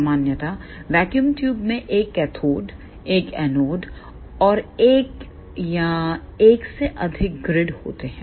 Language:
Hindi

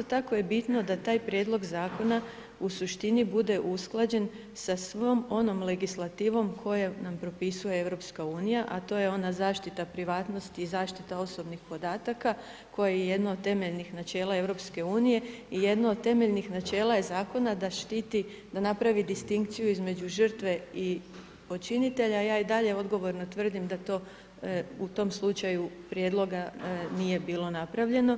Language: Croatian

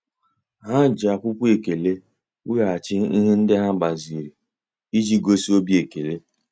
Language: Igbo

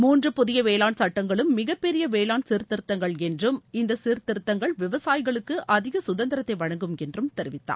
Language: Tamil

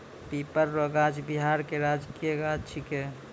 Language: Maithili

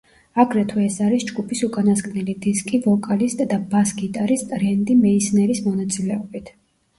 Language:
Georgian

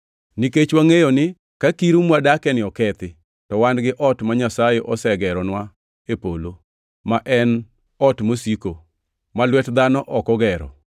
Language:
Luo (Kenya and Tanzania)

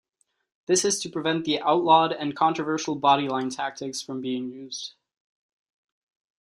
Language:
English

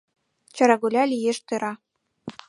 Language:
Mari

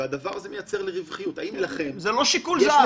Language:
Hebrew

